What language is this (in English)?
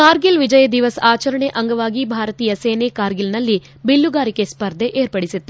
Kannada